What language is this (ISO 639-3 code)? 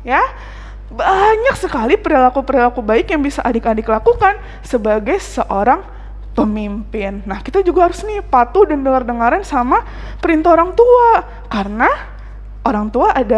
ind